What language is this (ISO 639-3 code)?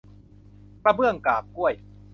tha